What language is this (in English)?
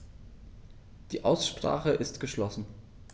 German